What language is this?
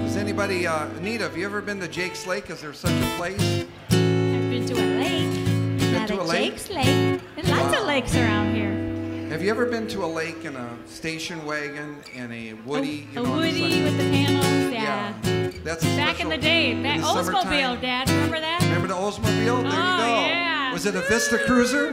English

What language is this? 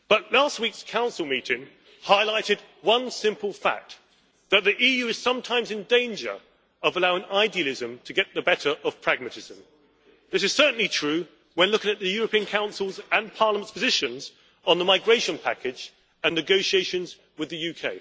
English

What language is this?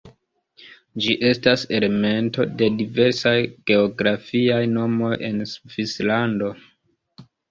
Esperanto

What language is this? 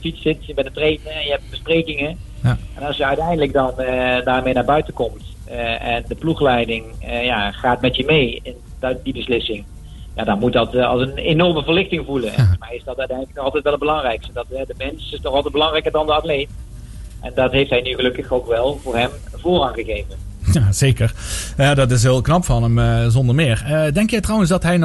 Dutch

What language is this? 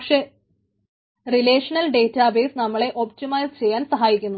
Malayalam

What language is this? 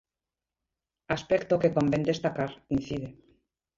Galician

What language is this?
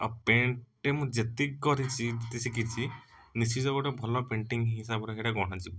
Odia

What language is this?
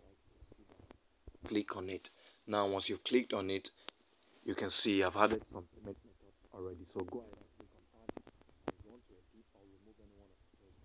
English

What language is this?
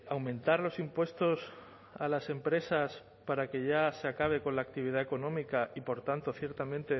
Spanish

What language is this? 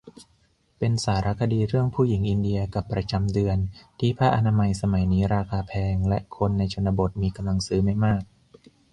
Thai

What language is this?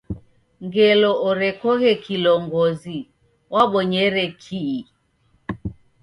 Taita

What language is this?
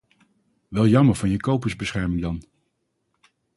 Dutch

